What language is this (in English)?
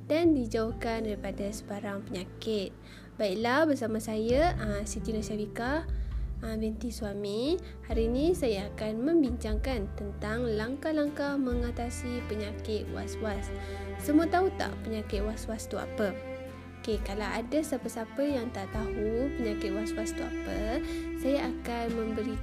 Malay